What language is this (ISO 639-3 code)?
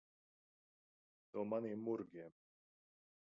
lav